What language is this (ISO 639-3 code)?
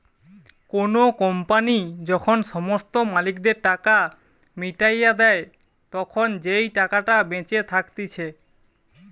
ben